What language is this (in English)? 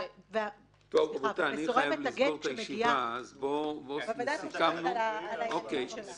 Hebrew